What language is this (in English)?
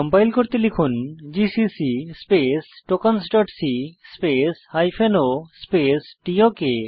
Bangla